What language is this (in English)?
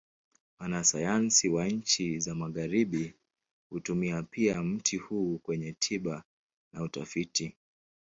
Swahili